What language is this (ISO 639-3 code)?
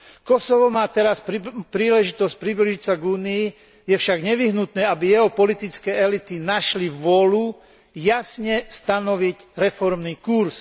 slk